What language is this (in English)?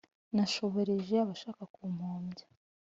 Kinyarwanda